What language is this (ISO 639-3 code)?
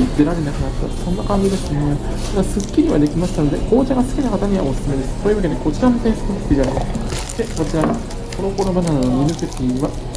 jpn